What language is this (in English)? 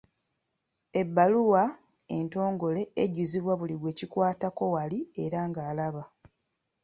Ganda